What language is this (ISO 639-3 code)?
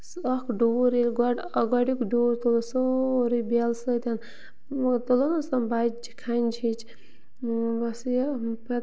kas